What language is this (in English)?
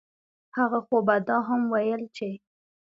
Pashto